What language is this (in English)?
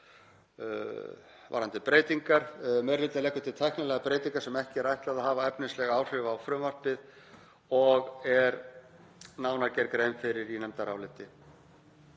Icelandic